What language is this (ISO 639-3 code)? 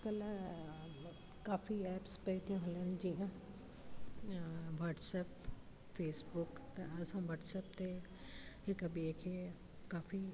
snd